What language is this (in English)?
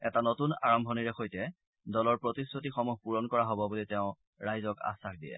Assamese